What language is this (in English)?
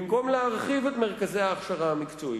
Hebrew